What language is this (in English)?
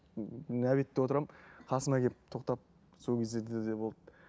Kazakh